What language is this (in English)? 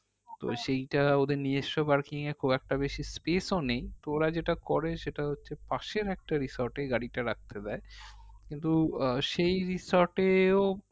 Bangla